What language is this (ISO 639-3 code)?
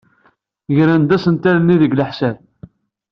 kab